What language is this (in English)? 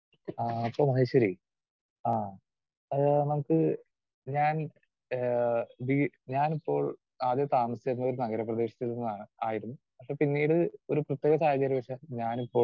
Malayalam